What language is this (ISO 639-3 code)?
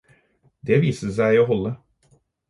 nob